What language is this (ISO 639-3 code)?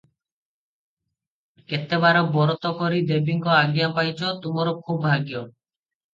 ori